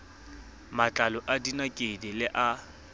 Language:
Southern Sotho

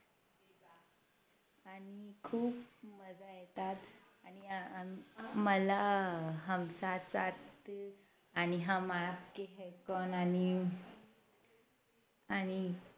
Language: Marathi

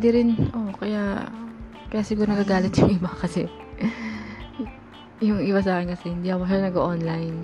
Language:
Filipino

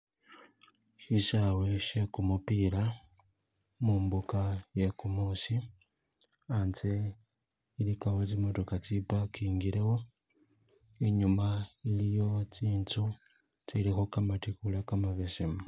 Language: Masaaba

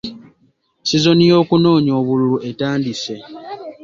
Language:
Ganda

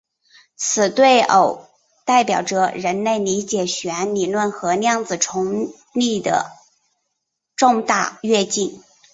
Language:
Chinese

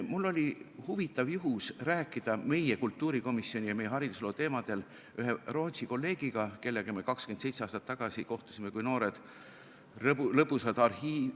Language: Estonian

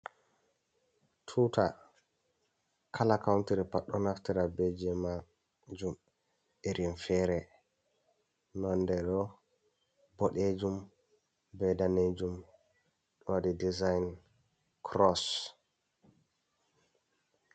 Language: Fula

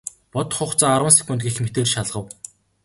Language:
Mongolian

